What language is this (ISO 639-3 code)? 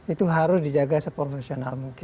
ind